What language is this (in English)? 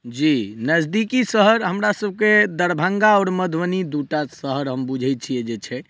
Maithili